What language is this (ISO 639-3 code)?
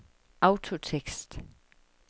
dan